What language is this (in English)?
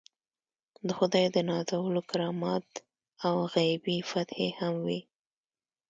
Pashto